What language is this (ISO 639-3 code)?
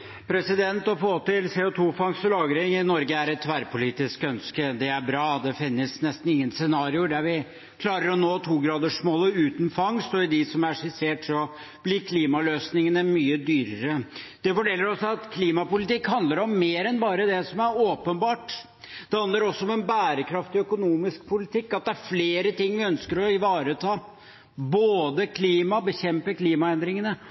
nor